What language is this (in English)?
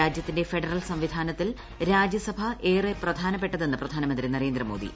Malayalam